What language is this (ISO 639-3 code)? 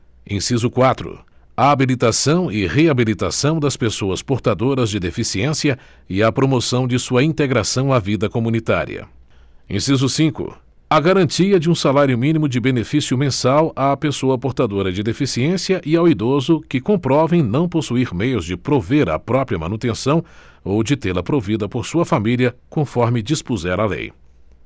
por